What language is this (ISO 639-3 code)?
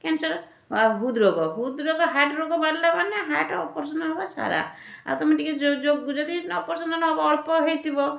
ori